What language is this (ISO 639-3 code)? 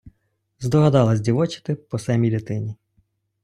ukr